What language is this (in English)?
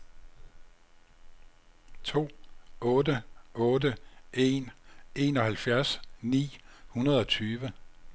Danish